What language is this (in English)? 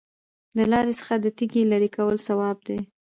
Pashto